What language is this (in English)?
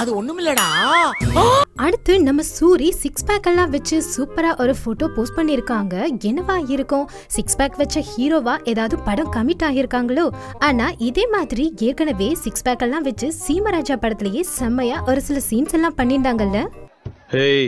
Hindi